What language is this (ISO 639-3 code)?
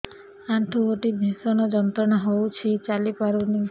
ori